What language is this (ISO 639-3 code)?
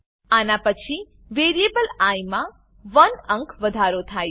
guj